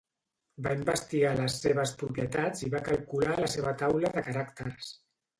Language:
Catalan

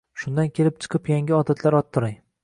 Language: Uzbek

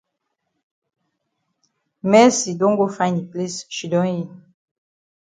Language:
Cameroon Pidgin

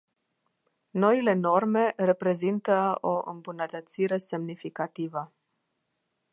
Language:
Romanian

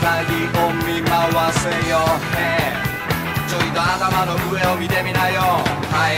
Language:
Thai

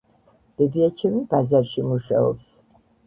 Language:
Georgian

